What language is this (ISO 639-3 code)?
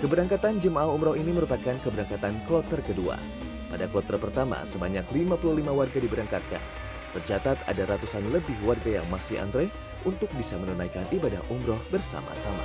ind